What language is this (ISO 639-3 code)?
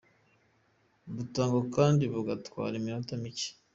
kin